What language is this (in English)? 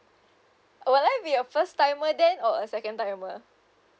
English